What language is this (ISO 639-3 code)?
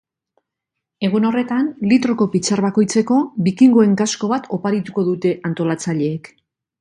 eus